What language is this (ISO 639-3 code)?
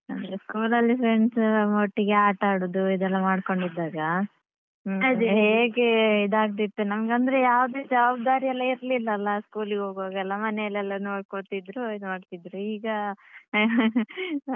kan